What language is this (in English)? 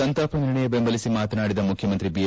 Kannada